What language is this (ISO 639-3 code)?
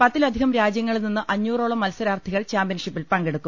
mal